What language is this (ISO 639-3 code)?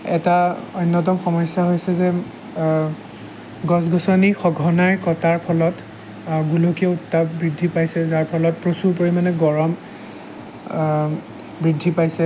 asm